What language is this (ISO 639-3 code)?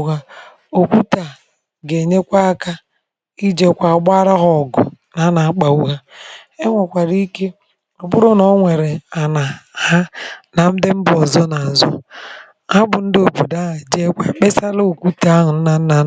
ibo